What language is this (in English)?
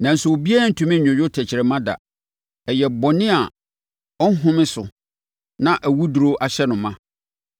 Akan